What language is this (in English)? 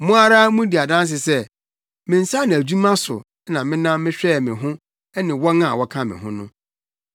Akan